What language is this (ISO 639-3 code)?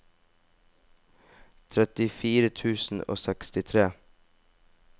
nor